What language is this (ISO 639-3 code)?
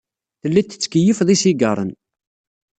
kab